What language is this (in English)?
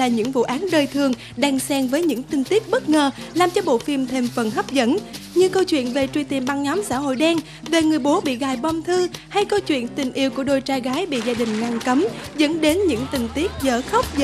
Vietnamese